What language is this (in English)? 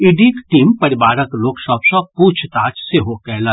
Maithili